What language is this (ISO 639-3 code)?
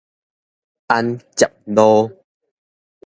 nan